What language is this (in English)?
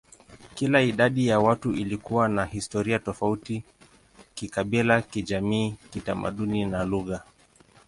Swahili